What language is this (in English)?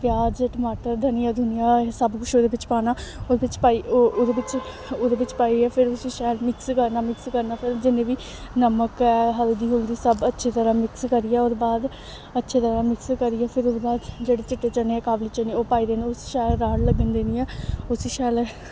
Dogri